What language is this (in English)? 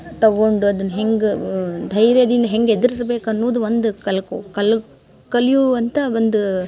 Kannada